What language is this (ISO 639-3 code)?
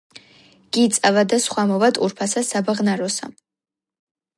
kat